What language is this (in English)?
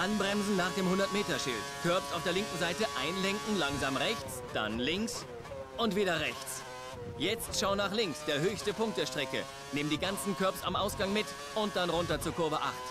German